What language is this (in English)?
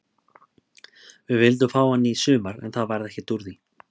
Icelandic